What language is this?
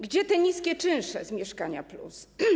Polish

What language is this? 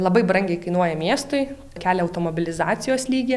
Lithuanian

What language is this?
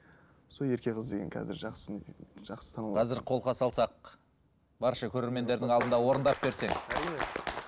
Kazakh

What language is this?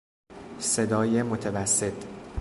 Persian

